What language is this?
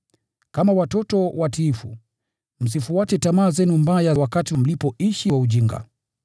Swahili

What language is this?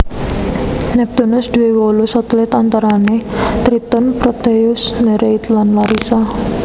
Javanese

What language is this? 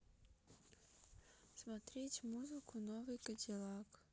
Russian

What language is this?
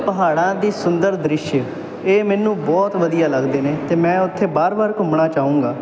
Punjabi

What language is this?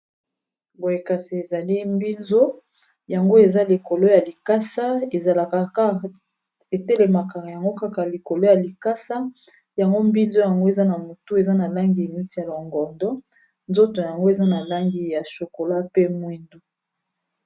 Lingala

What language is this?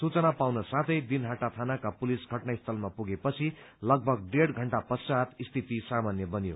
Nepali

